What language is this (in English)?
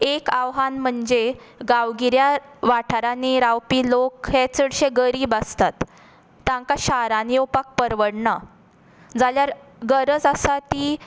Konkani